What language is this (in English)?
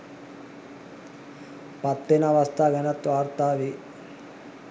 Sinhala